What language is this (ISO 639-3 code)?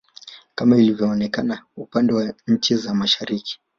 swa